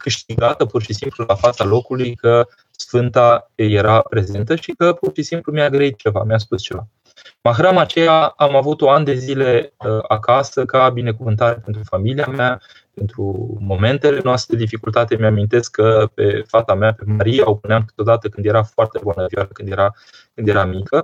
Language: Romanian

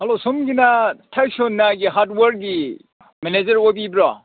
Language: Manipuri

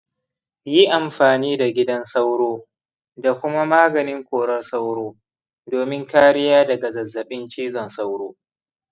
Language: Hausa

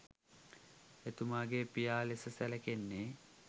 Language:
Sinhala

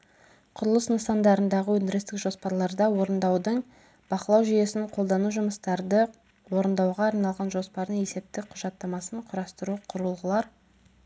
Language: Kazakh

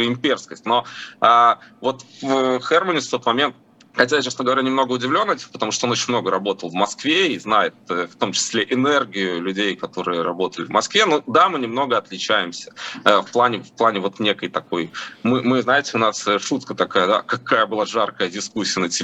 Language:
Russian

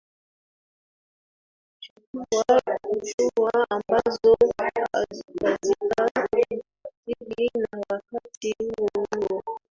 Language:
Swahili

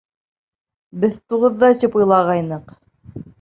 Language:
Bashkir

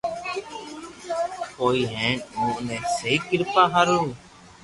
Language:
Loarki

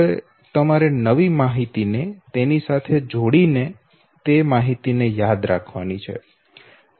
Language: Gujarati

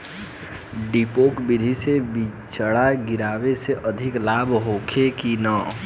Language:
Bhojpuri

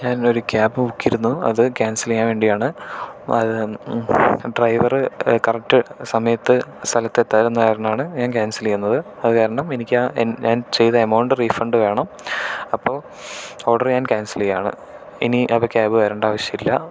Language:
Malayalam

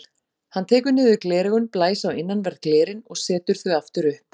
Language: Icelandic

